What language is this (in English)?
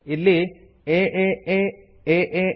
Kannada